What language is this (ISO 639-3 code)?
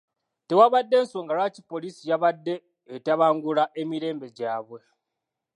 lug